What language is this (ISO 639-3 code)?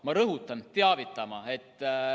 est